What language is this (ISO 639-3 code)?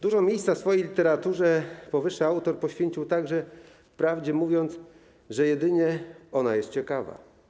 pol